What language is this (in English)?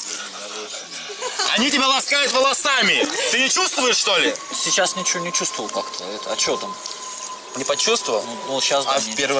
Russian